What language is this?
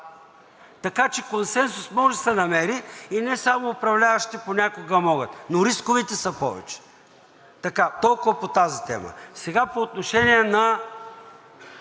Bulgarian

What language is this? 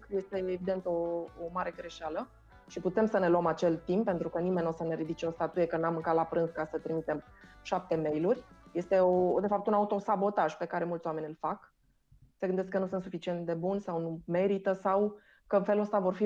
Romanian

